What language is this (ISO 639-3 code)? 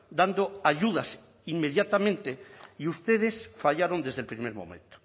spa